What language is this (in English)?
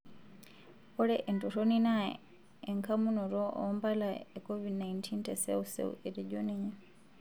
Masai